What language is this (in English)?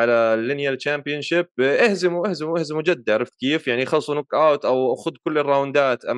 Arabic